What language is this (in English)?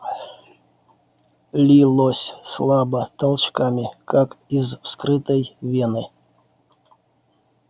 Russian